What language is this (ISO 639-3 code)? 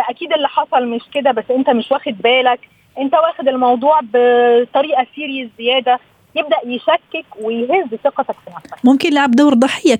ara